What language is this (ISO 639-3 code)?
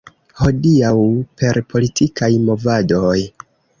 epo